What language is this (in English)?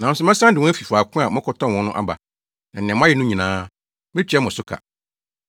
Akan